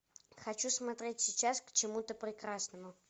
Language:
Russian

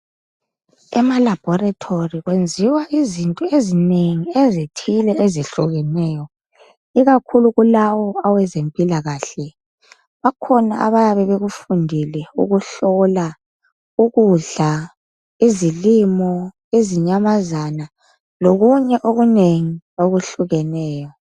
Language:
North Ndebele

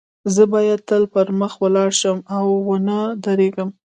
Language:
Pashto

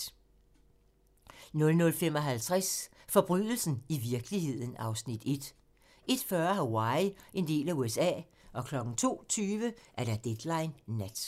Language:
Danish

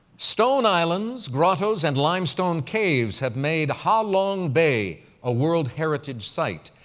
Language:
English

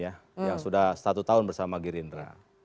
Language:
Indonesian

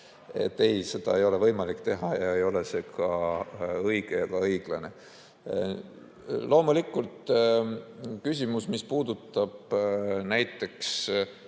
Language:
Estonian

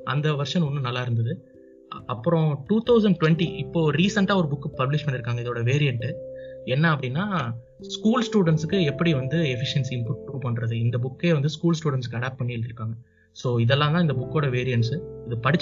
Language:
Tamil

